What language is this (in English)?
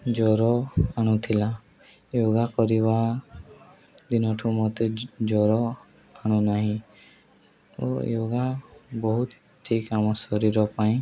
Odia